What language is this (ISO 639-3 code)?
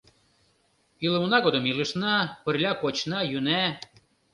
chm